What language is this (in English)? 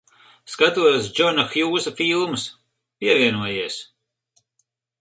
Latvian